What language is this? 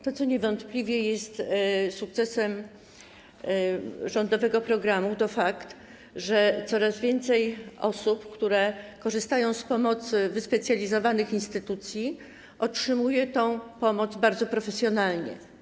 Polish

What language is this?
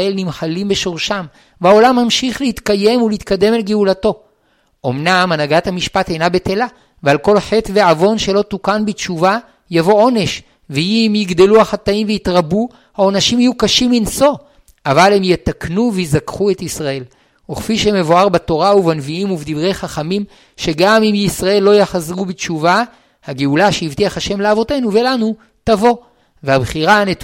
Hebrew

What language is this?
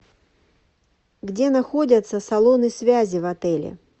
Russian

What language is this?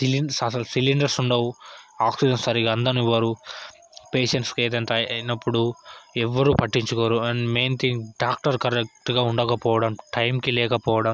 Telugu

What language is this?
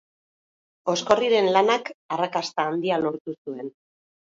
Basque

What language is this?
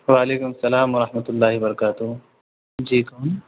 Urdu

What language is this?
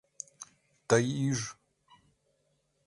Mari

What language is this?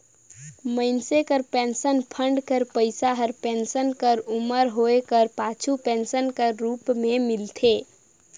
Chhattisgarhi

